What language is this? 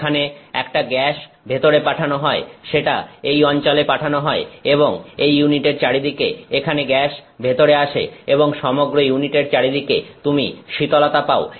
Bangla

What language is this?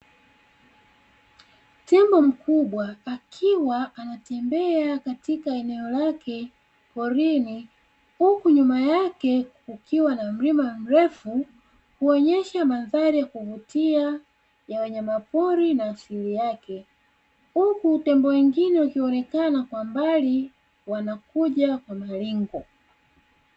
Swahili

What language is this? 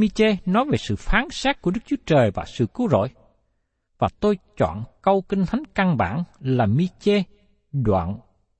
Vietnamese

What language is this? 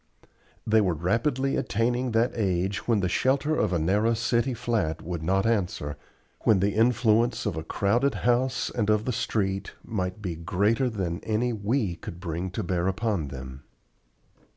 English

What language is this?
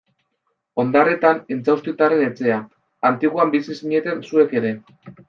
Basque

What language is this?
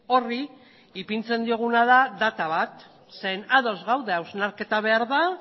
Basque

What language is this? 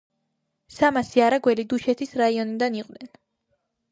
Georgian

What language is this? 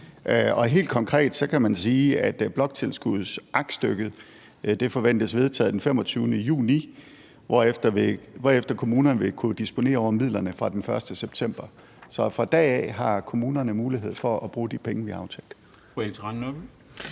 Danish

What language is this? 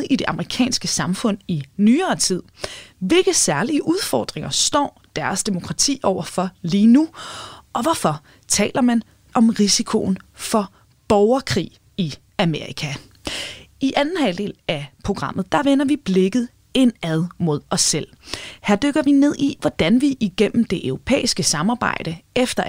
Danish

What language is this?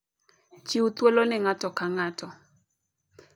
Luo (Kenya and Tanzania)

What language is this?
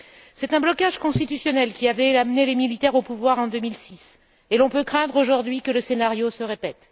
French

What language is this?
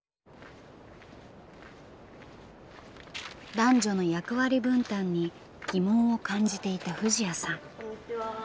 Japanese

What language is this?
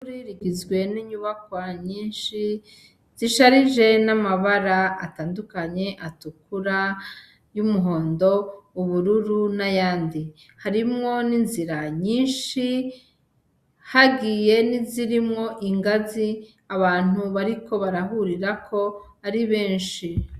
Rundi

